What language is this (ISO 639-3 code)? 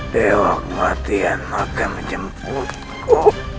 ind